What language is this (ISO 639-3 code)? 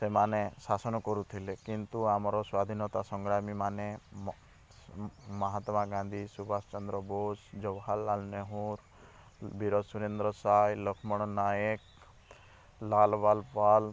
ori